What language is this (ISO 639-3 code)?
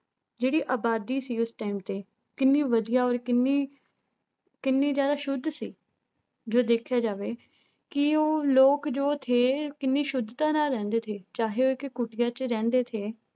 pan